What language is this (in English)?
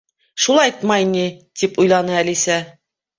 Bashkir